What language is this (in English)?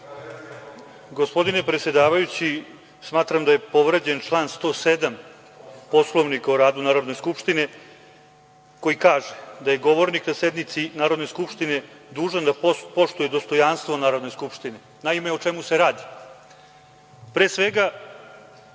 Serbian